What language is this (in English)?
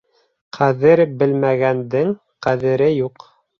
Bashkir